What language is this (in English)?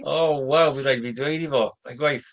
Welsh